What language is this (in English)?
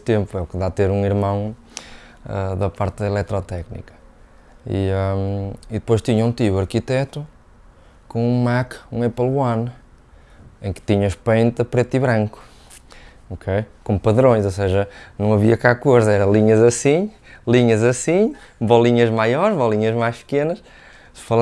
Portuguese